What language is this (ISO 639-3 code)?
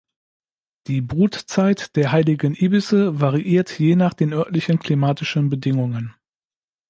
deu